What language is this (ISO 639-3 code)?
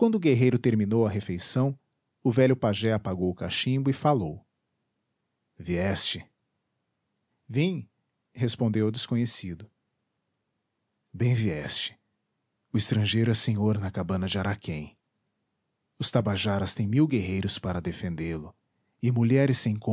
por